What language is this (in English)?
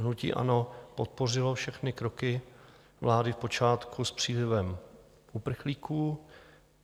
Czech